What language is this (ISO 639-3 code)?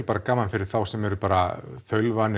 isl